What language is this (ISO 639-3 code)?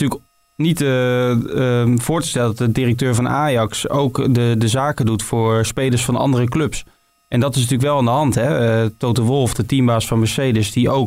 nld